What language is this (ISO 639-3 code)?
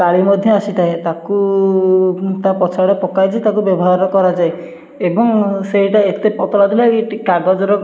ori